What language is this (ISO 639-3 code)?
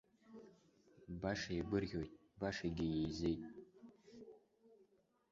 abk